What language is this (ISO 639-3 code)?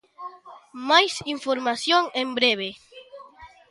glg